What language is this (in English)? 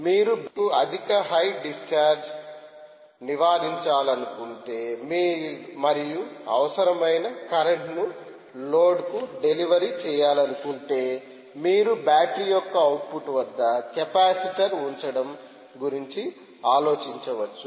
Telugu